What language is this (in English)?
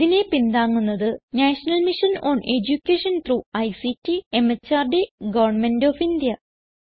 Malayalam